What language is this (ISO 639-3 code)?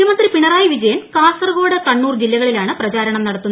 mal